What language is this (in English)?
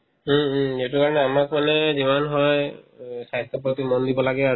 Assamese